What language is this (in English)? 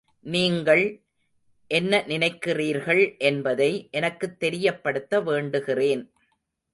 Tamil